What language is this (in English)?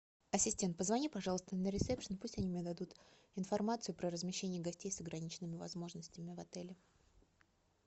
Russian